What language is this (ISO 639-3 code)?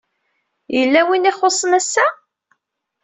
kab